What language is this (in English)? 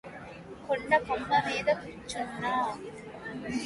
Telugu